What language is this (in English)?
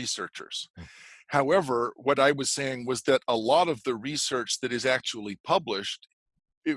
English